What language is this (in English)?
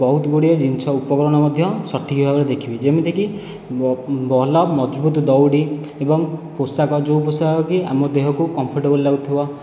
Odia